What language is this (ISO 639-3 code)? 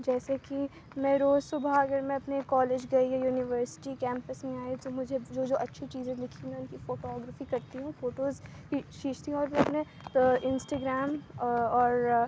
urd